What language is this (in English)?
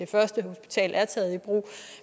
Danish